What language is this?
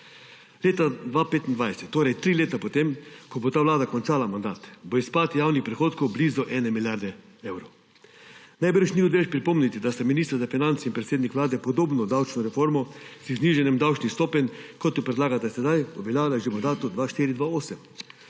Slovenian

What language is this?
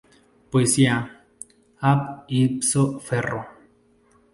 Spanish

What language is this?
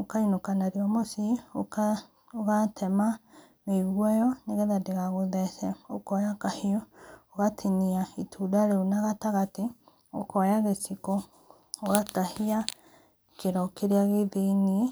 Kikuyu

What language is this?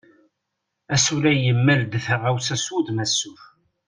Kabyle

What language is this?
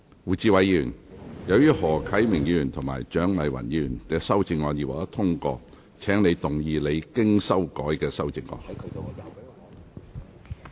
Cantonese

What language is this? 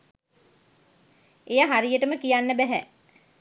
Sinhala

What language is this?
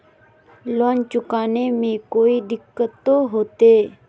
Magahi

